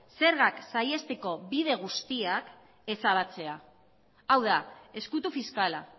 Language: Basque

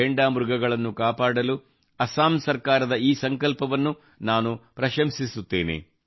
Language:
Kannada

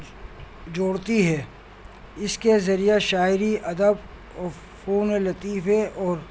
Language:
Urdu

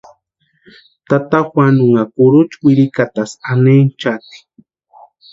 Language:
Western Highland Purepecha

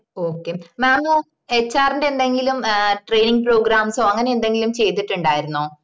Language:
Malayalam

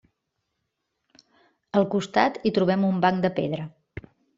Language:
Catalan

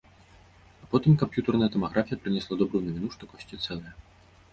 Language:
Belarusian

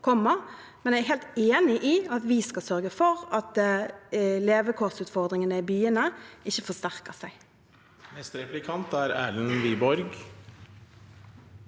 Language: Norwegian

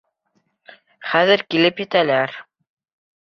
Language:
Bashkir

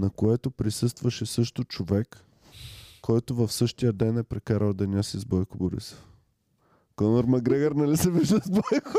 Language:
Bulgarian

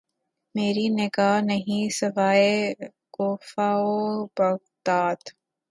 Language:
Urdu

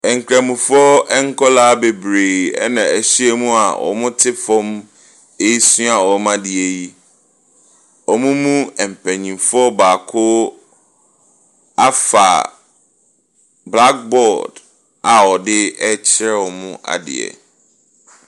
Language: Akan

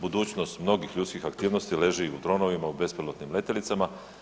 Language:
Croatian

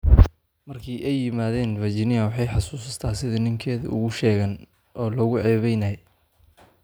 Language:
Somali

